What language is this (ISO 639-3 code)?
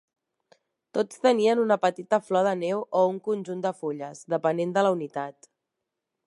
cat